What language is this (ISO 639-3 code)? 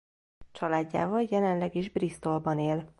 hun